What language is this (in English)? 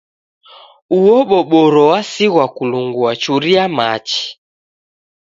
Taita